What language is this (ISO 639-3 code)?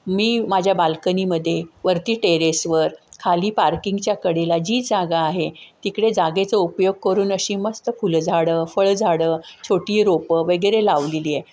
mar